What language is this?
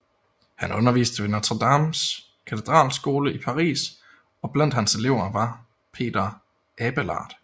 Danish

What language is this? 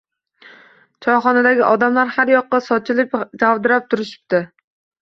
Uzbek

